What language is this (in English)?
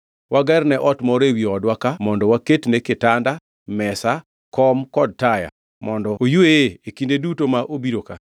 Luo (Kenya and Tanzania)